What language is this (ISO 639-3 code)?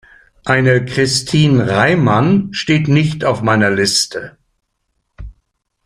deu